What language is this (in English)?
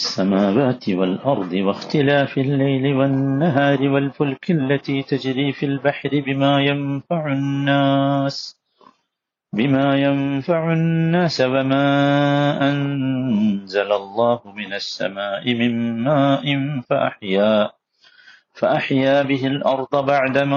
Malayalam